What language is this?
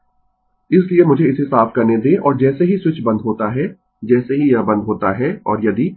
Hindi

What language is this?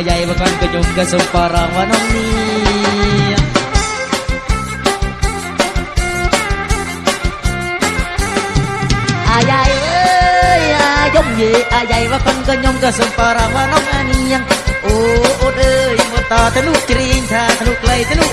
Korean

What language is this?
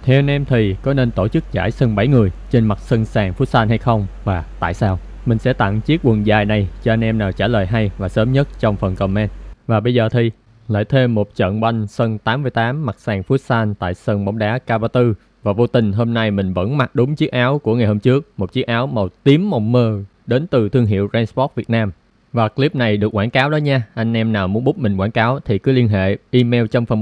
Vietnamese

